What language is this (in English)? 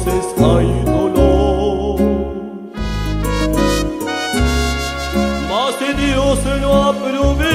Romanian